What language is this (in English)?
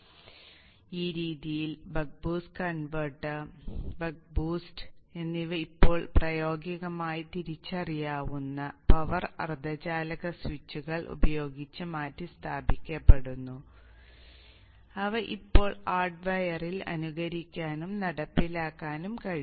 Malayalam